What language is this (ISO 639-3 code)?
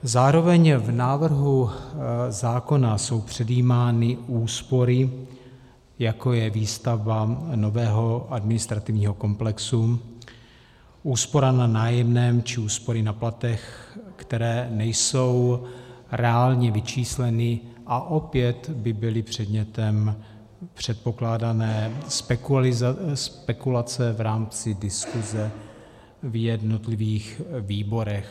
ces